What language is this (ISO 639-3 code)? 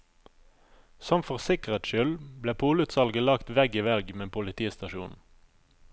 nor